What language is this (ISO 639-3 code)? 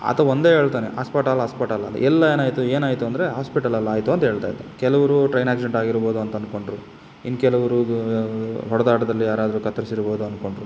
kan